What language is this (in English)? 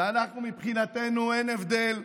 Hebrew